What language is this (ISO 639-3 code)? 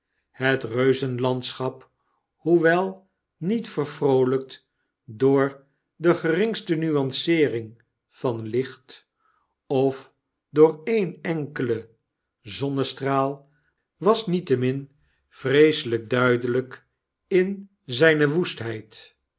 nld